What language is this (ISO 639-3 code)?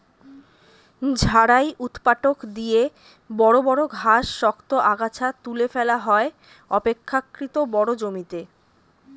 ben